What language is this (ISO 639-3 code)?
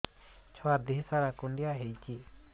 ori